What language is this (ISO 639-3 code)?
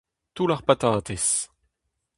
bre